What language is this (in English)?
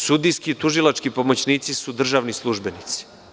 Serbian